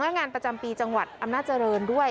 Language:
Thai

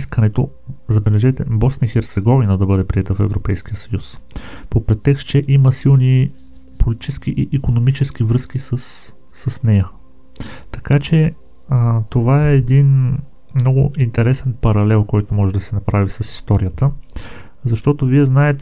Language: Bulgarian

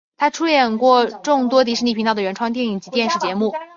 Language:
Chinese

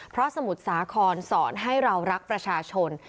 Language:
Thai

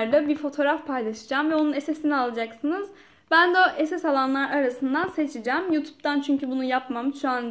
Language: Turkish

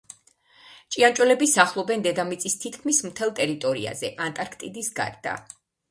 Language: Georgian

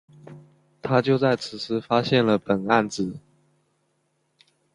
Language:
Chinese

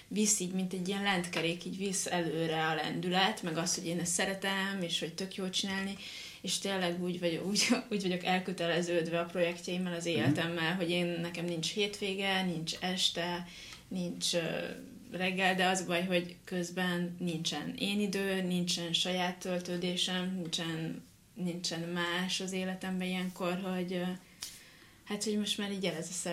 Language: Hungarian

